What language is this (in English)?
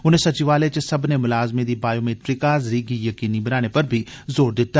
Dogri